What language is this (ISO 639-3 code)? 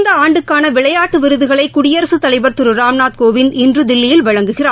tam